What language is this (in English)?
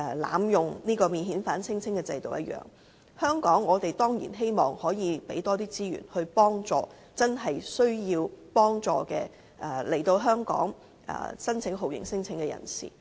Cantonese